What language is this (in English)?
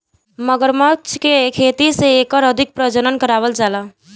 Bhojpuri